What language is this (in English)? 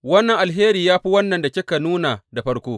Hausa